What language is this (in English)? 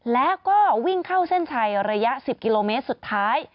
Thai